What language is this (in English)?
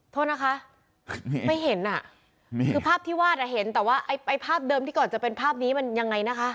Thai